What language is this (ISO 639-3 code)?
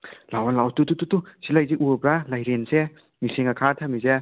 mni